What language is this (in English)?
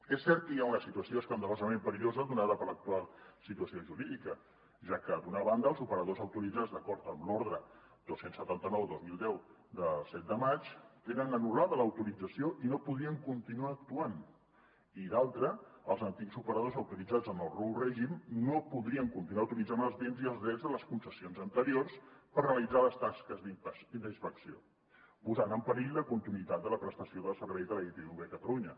Catalan